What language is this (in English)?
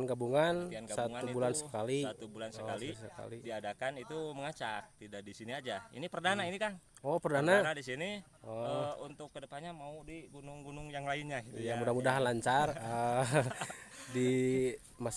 Indonesian